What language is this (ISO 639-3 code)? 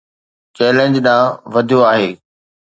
snd